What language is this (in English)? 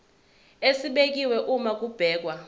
Zulu